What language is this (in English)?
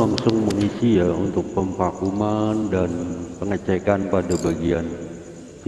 Indonesian